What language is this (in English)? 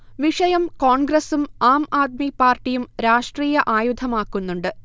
Malayalam